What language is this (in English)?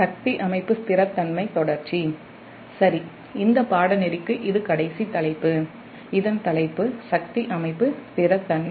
Tamil